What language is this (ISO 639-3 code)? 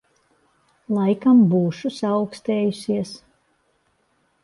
lav